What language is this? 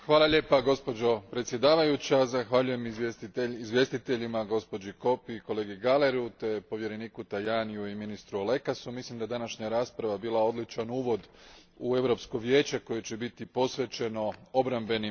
Croatian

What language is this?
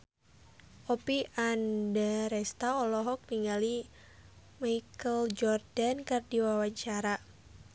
Sundanese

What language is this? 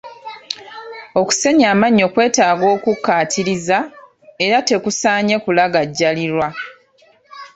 Ganda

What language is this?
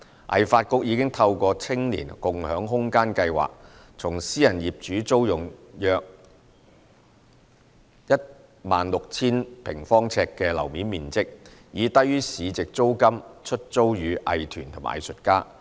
Cantonese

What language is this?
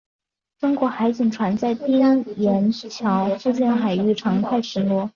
Chinese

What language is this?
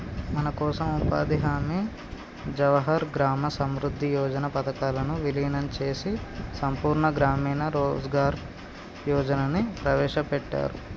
Telugu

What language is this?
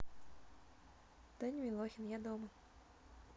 Russian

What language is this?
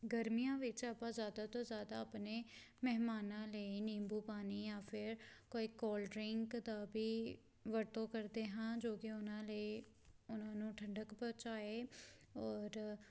Punjabi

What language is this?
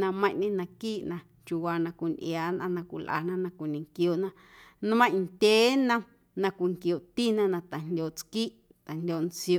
Guerrero Amuzgo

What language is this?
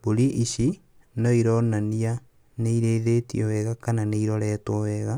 Kikuyu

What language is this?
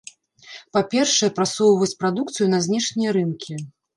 Belarusian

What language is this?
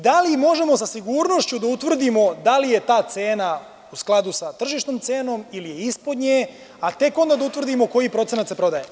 Serbian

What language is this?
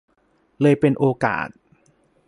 Thai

